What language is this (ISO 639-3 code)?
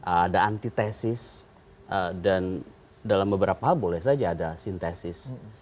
ind